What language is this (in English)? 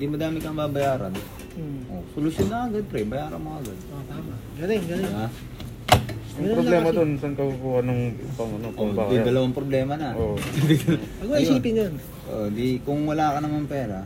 Filipino